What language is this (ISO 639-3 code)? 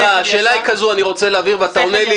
heb